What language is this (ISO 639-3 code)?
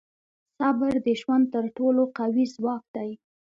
pus